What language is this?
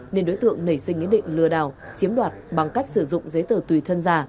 Vietnamese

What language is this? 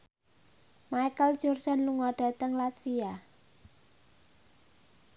Javanese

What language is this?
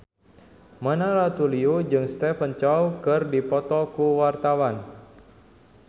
Sundanese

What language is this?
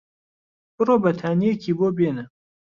Central Kurdish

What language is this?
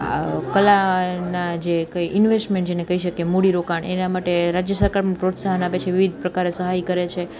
Gujarati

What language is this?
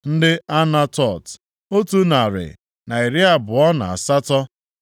Igbo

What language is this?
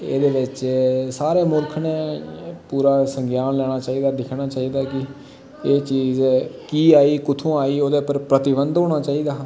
Dogri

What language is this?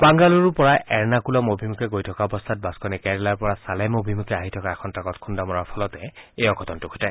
Assamese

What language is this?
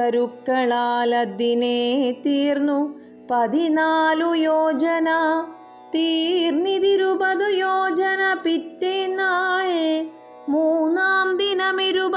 Malayalam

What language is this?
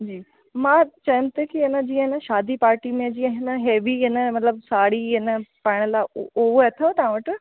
Sindhi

